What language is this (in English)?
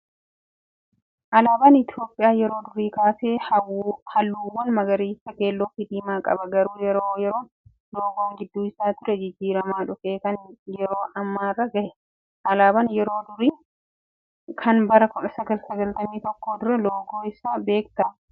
Oromo